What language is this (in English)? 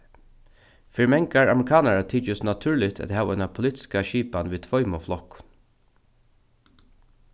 Faroese